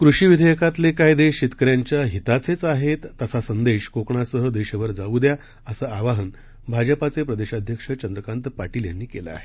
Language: Marathi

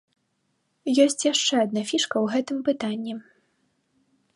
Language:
Belarusian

